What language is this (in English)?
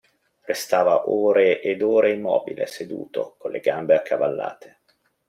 Italian